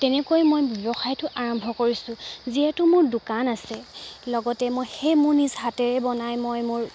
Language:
Assamese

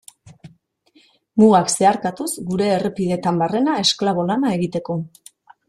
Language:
Basque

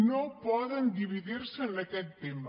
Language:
Catalan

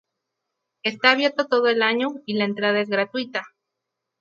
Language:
Spanish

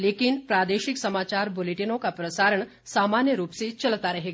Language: Hindi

